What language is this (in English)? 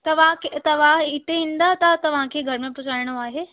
Sindhi